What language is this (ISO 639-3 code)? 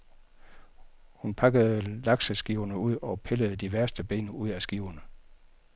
dan